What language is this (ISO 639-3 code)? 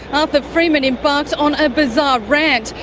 eng